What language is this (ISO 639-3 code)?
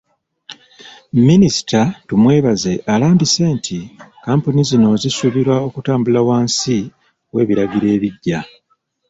lug